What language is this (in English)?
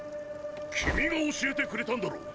Japanese